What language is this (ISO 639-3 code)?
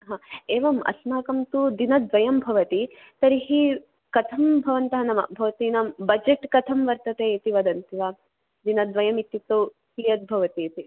san